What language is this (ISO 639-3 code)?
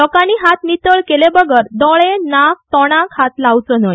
kok